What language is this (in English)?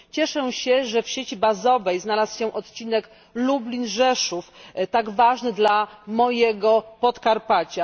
Polish